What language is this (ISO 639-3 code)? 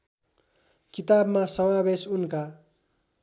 nep